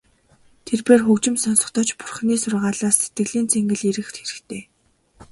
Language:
Mongolian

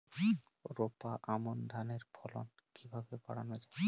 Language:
Bangla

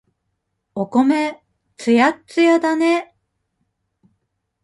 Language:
Japanese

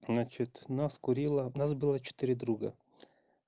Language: Russian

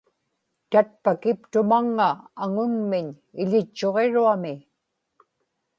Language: Inupiaq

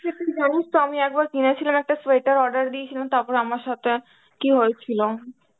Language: Bangla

